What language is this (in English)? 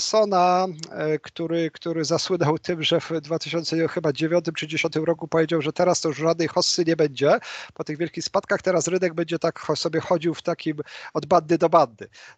Polish